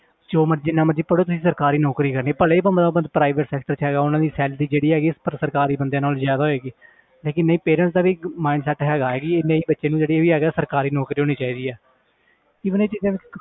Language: Punjabi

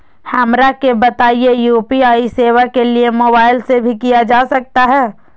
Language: Magahi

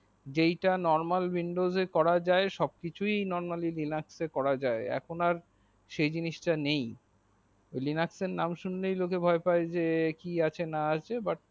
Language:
Bangla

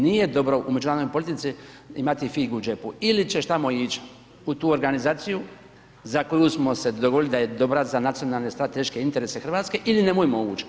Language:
Croatian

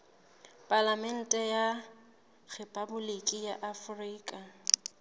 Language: Southern Sotho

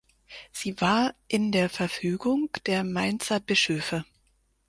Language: German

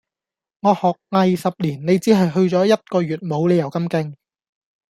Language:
Cantonese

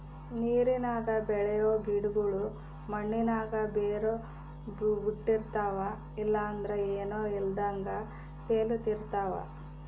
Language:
Kannada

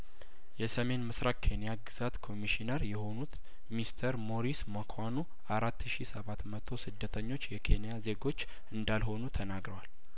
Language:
Amharic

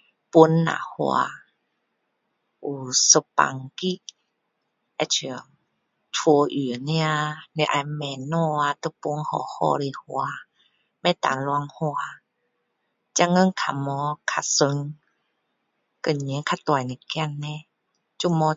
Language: Min Dong Chinese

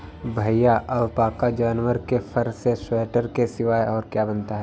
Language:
Hindi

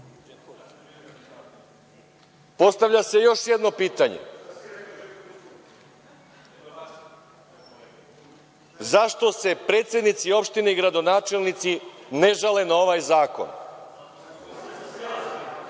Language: Serbian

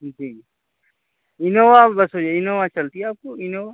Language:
Urdu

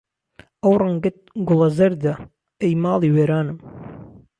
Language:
Central Kurdish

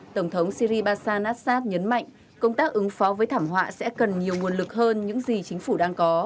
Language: Vietnamese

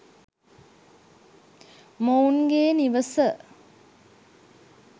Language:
Sinhala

